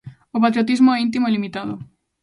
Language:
Galician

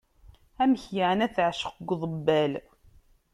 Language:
Kabyle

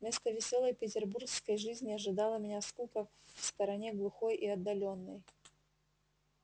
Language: Russian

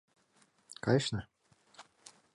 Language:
Mari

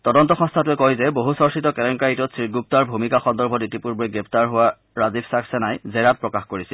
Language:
Assamese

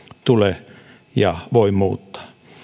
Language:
Finnish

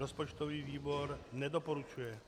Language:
Czech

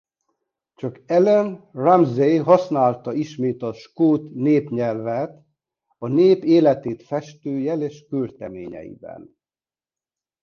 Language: Hungarian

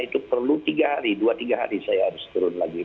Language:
Indonesian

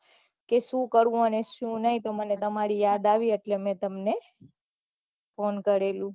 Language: Gujarati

